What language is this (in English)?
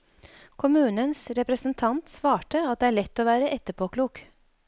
Norwegian